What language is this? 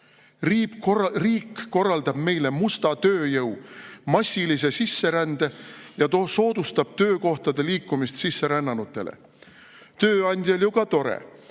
Estonian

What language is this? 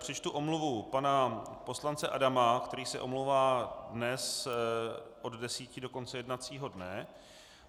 Czech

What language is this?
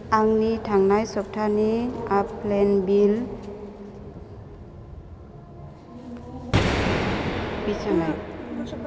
Bodo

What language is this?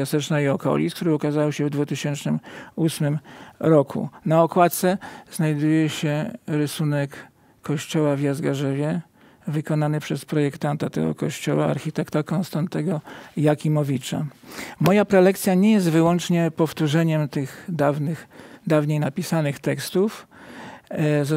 Polish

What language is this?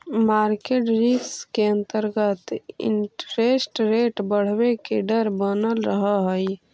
Magahi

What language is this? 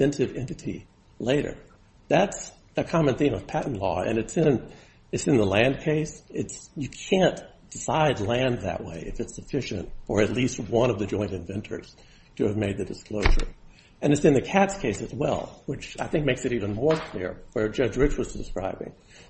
English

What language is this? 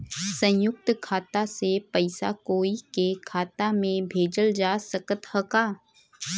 Bhojpuri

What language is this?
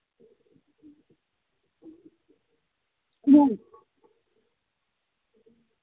Santali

